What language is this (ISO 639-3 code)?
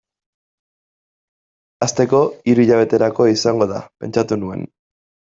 eus